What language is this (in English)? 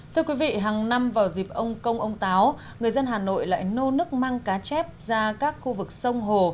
Vietnamese